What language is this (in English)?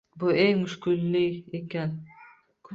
Uzbek